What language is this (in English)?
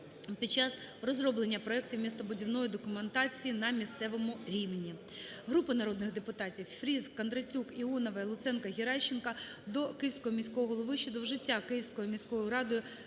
Ukrainian